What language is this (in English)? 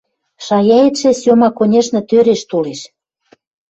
Western Mari